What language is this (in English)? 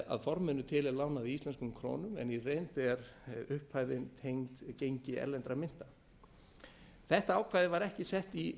Icelandic